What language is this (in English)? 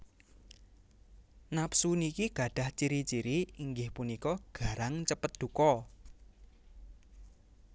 Javanese